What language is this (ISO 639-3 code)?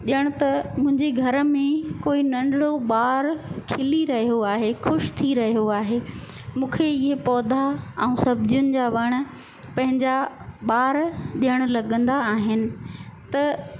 snd